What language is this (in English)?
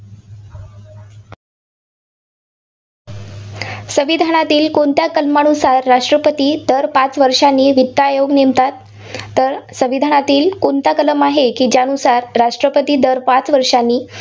Marathi